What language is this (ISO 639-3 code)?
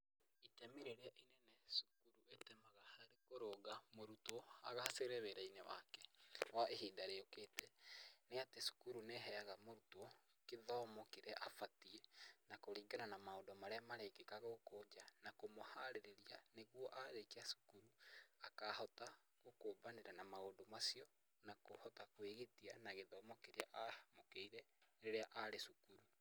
kik